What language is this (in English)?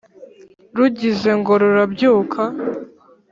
Kinyarwanda